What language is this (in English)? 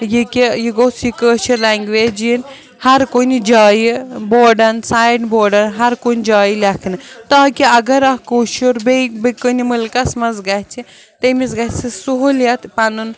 Kashmiri